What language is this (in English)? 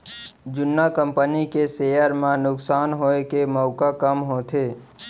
Chhattisgarhi